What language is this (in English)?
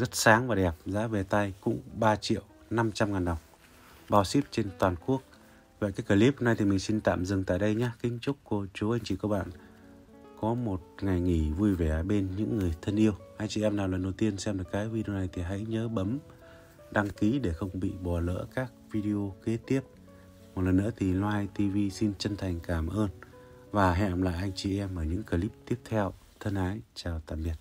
Vietnamese